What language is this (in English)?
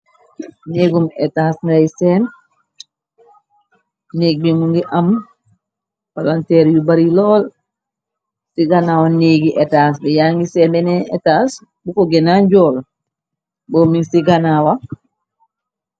Wolof